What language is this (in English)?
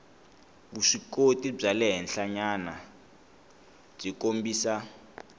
Tsonga